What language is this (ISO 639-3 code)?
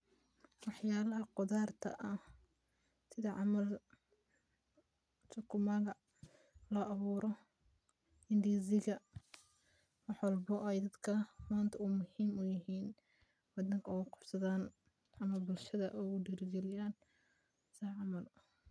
som